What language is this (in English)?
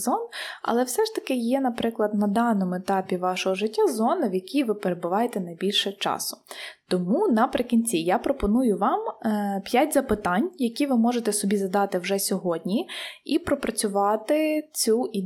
Ukrainian